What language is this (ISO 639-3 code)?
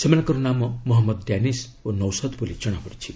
ori